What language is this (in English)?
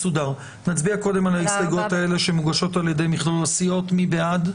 Hebrew